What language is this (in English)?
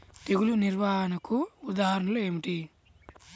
Telugu